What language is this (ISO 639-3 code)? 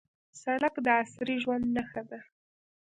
pus